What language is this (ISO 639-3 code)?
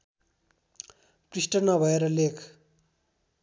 nep